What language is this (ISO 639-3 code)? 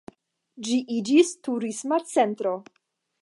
epo